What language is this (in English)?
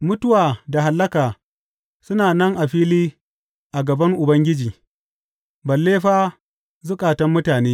Hausa